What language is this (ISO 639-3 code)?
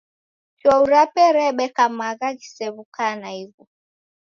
dav